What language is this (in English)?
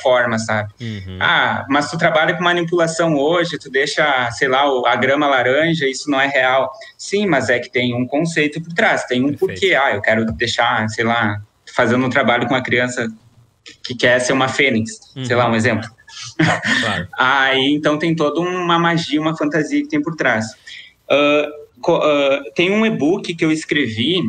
Portuguese